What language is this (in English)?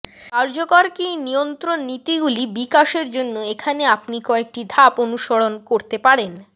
Bangla